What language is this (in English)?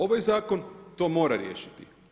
Croatian